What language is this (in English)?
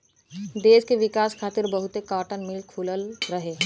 Bhojpuri